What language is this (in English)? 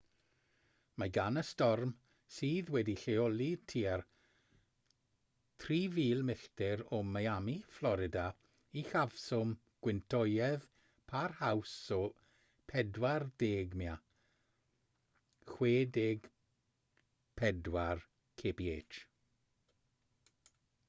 Welsh